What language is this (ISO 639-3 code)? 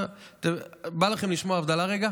heb